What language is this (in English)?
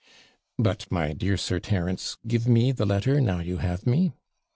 English